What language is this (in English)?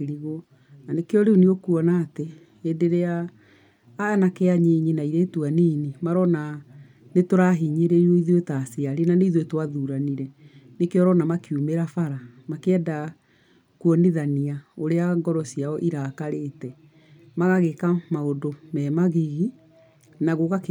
Kikuyu